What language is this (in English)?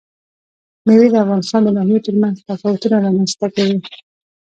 Pashto